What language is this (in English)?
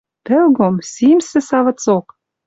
Western Mari